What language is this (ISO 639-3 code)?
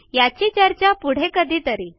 mar